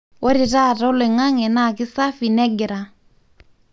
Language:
Masai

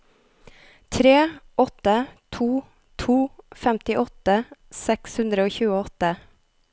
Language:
Norwegian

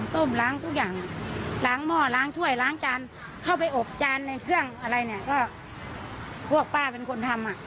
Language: Thai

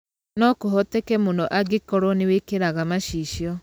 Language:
Kikuyu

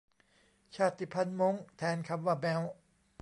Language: Thai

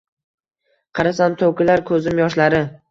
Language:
Uzbek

